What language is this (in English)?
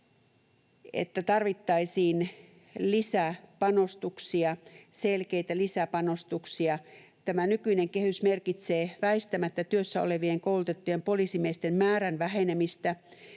Finnish